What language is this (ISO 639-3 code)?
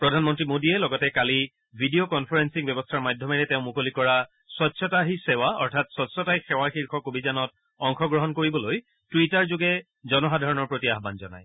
asm